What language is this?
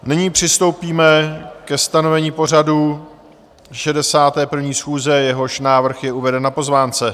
Czech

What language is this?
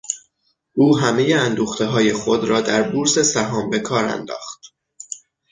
Persian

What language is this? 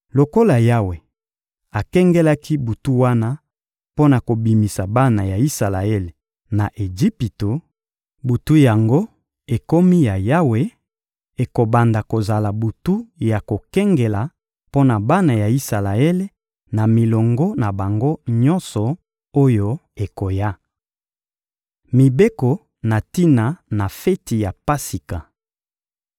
Lingala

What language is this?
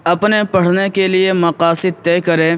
Urdu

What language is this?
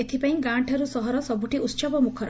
Odia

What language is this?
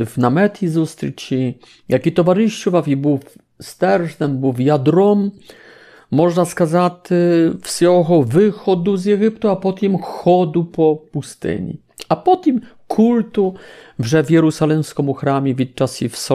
Polish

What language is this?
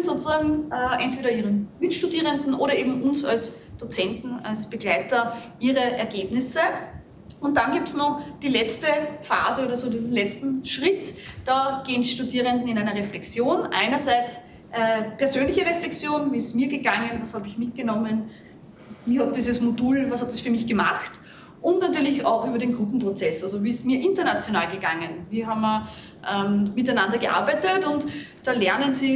German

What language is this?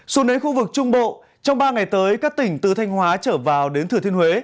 Vietnamese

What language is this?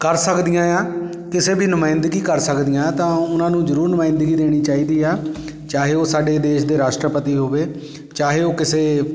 Punjabi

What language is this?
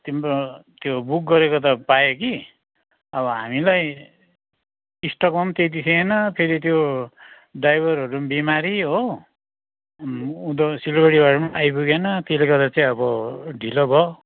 Nepali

